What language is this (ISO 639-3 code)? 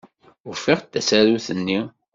kab